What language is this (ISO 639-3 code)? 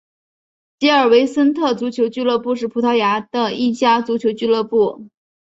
zho